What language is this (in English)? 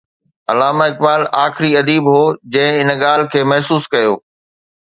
Sindhi